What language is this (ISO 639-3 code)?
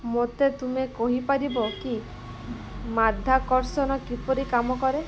ori